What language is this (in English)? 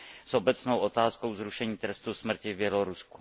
Czech